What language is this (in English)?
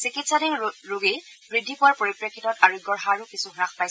Assamese